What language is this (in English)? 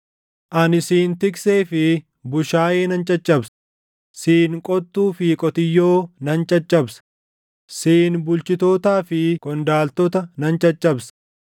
Oromo